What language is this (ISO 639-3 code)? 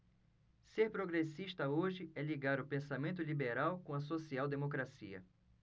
por